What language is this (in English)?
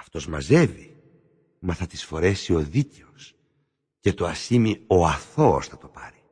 Greek